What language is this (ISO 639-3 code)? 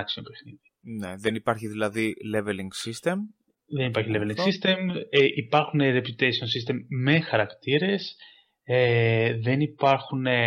ell